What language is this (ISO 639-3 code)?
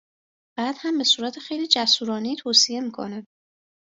fas